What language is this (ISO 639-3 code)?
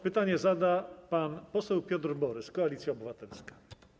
pol